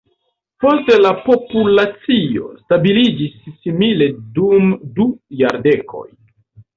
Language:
Esperanto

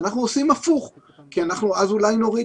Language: Hebrew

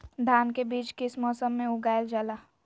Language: Magahi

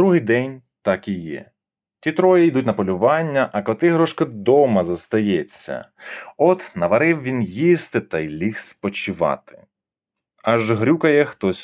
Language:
Ukrainian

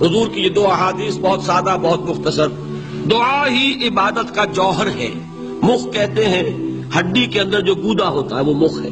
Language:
Urdu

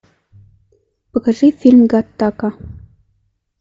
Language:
Russian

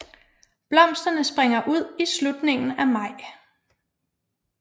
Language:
Danish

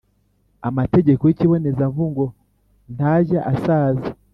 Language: Kinyarwanda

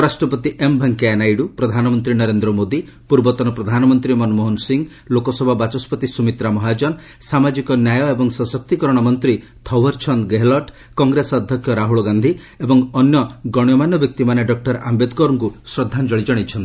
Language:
Odia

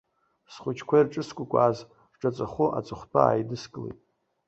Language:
Abkhazian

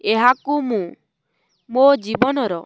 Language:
Odia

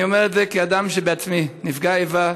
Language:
Hebrew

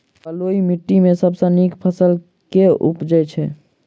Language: Maithili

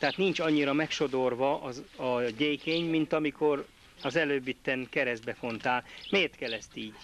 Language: Hungarian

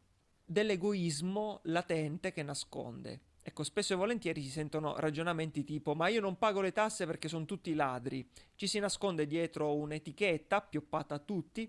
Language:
Italian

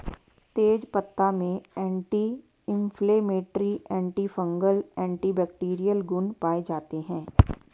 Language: Hindi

